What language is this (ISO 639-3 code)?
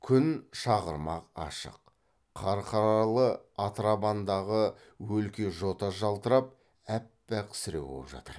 kaz